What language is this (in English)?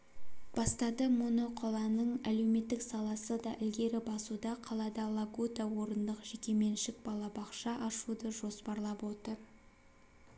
Kazakh